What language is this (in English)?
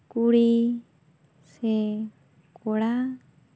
Santali